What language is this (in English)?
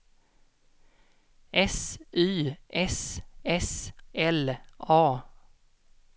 Swedish